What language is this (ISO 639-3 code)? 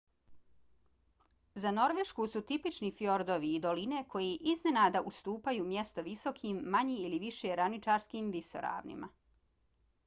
bos